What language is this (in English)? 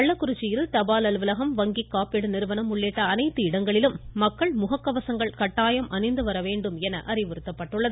Tamil